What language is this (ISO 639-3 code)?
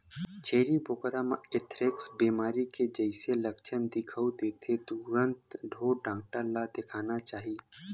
hne